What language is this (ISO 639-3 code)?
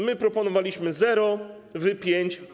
pol